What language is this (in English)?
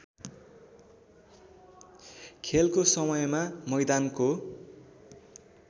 Nepali